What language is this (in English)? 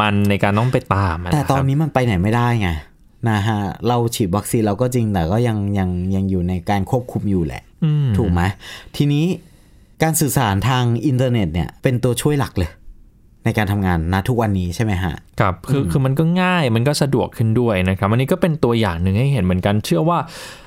Thai